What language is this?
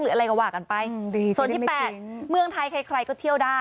Thai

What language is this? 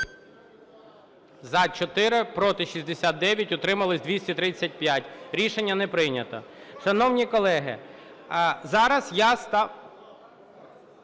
Ukrainian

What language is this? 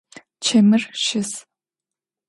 Adyghe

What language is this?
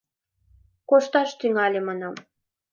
Mari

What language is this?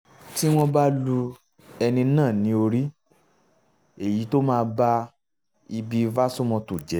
Yoruba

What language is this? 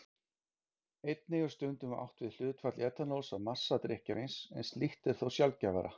Icelandic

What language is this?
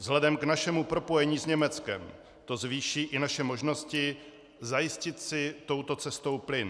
Czech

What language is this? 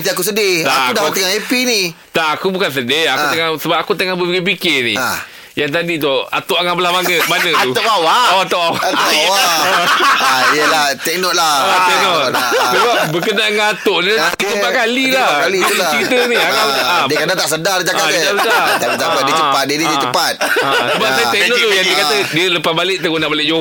Malay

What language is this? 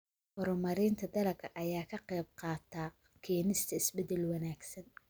Somali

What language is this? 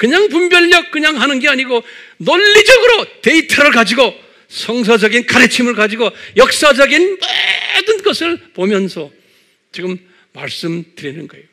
Korean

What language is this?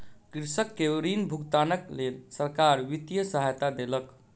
Maithili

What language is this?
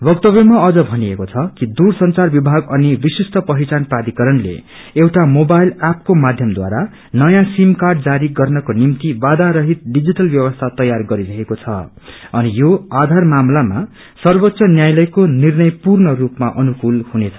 Nepali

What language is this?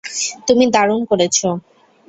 Bangla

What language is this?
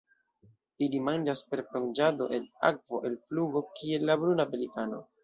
Esperanto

